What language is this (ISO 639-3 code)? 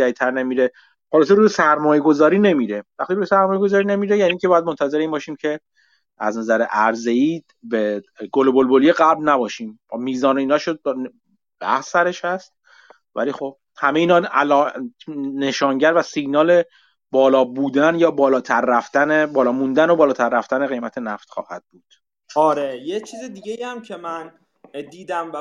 fas